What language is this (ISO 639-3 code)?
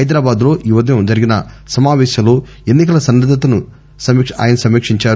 tel